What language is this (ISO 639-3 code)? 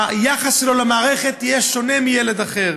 heb